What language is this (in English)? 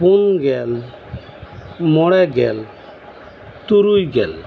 Santali